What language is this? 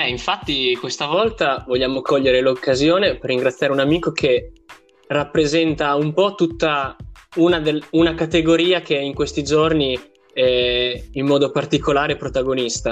Italian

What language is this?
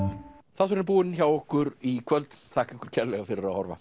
Icelandic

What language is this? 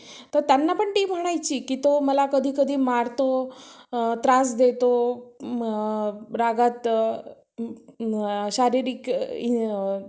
Marathi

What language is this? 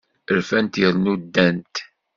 Kabyle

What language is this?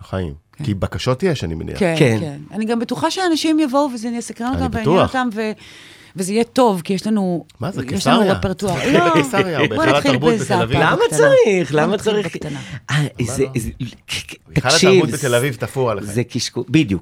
Hebrew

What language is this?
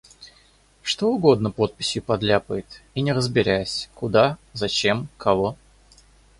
Russian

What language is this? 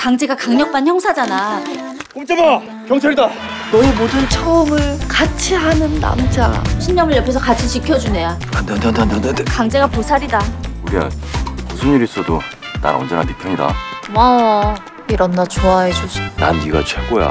Korean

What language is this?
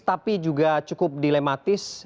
Indonesian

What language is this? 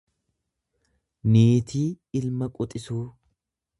Oromo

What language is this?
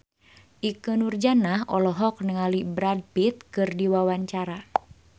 Sundanese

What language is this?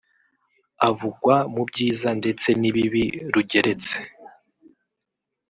Kinyarwanda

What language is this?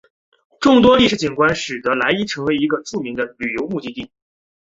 Chinese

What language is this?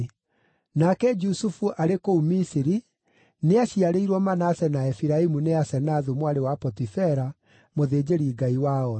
Kikuyu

